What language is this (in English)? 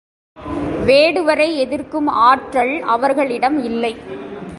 Tamil